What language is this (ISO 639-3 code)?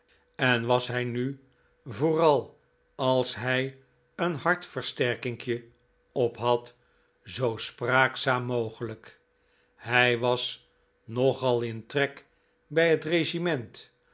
nld